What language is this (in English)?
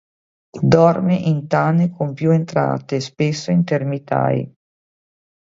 Italian